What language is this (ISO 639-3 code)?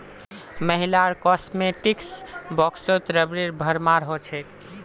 mag